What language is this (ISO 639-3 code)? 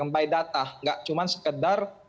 ind